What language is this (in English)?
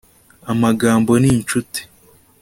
Kinyarwanda